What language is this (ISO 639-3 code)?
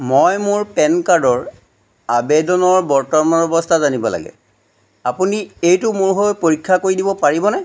asm